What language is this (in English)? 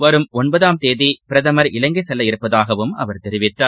Tamil